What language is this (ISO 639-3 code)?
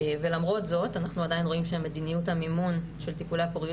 heb